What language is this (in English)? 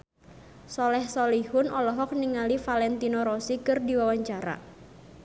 Sundanese